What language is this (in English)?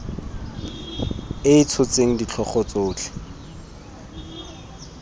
Tswana